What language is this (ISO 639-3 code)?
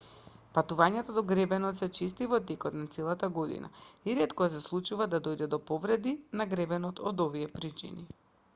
mkd